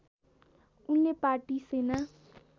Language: Nepali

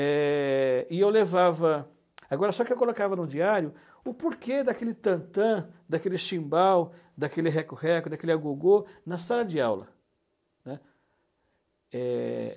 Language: Portuguese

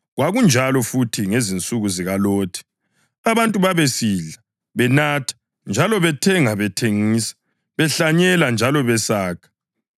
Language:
North Ndebele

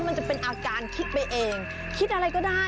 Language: Thai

